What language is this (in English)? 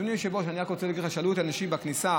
Hebrew